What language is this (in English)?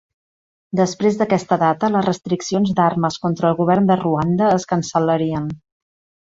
Catalan